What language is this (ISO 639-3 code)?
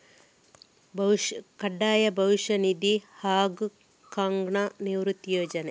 kan